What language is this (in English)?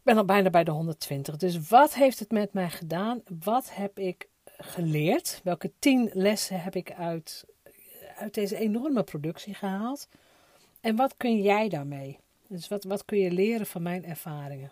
Dutch